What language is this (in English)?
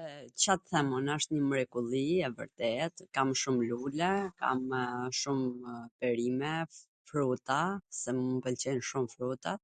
Gheg Albanian